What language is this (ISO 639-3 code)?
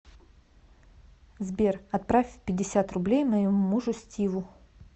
rus